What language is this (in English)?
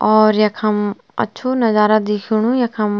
Garhwali